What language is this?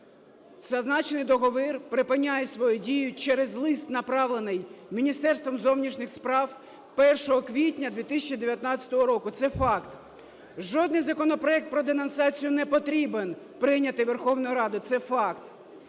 Ukrainian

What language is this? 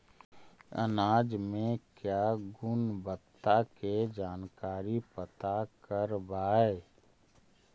Magahi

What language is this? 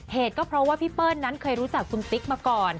Thai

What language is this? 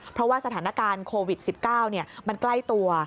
Thai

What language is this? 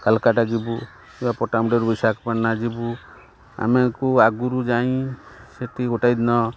Odia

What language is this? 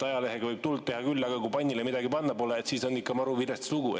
Estonian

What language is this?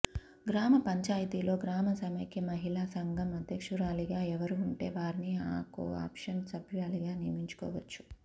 Telugu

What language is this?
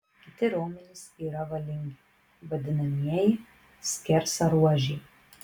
Lithuanian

